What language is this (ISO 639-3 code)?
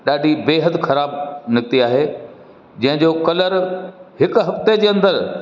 snd